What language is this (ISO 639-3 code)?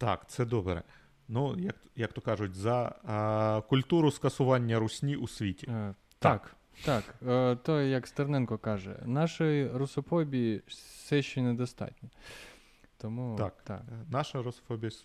ukr